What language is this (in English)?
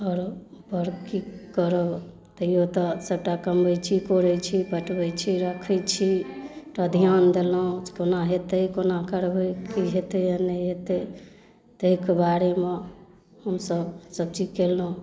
Maithili